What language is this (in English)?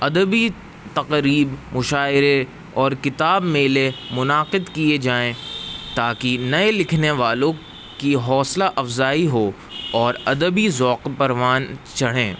Urdu